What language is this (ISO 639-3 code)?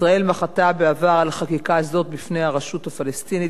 heb